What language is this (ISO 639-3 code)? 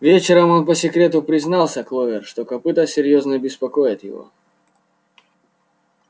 rus